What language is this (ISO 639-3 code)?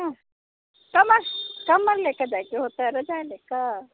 mai